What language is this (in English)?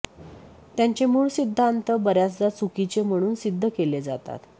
Marathi